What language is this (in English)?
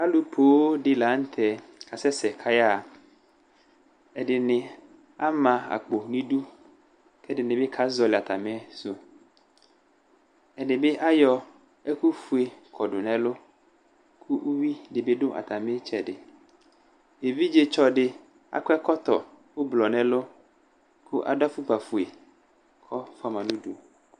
Ikposo